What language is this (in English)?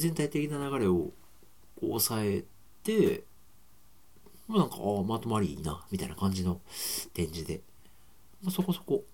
Japanese